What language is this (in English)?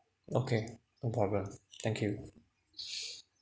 English